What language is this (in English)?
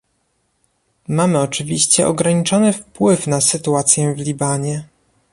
Polish